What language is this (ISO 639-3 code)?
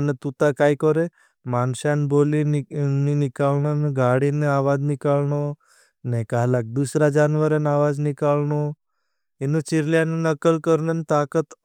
bhb